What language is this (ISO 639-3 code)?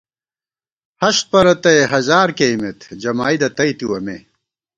gwt